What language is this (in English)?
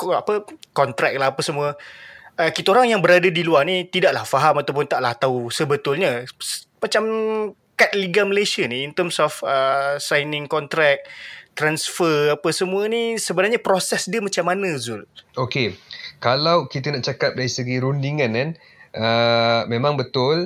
Malay